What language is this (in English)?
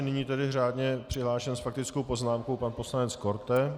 Czech